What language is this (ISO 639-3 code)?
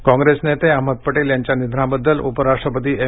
mar